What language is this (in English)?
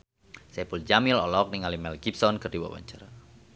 Sundanese